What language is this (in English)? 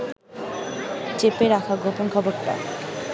Bangla